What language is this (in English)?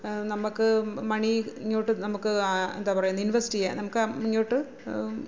Malayalam